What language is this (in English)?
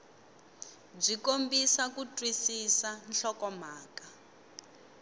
Tsonga